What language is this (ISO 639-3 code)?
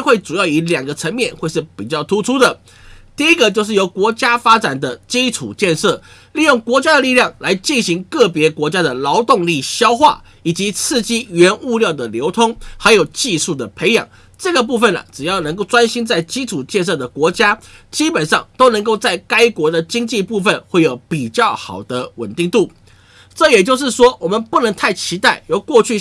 zho